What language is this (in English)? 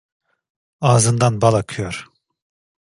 Turkish